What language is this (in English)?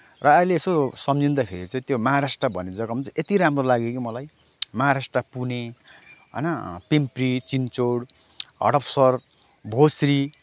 Nepali